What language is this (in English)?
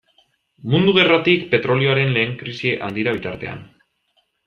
Basque